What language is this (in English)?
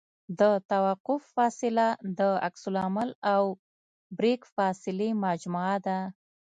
Pashto